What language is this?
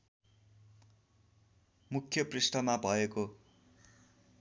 Nepali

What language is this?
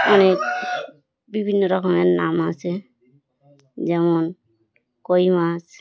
Bangla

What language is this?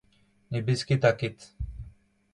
Breton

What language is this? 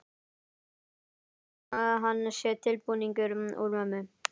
Icelandic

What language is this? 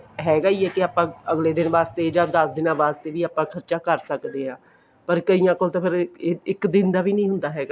Punjabi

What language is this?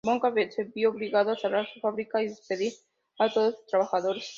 Spanish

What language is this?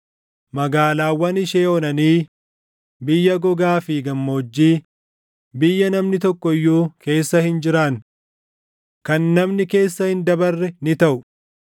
Oromo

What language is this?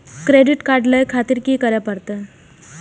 Maithili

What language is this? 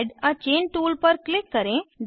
Hindi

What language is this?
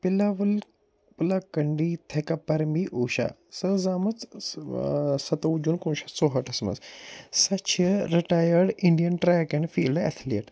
Kashmiri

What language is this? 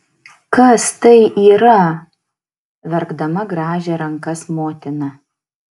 Lithuanian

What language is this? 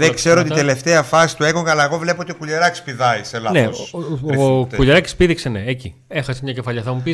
Greek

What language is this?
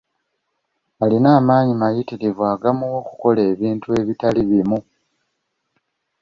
Ganda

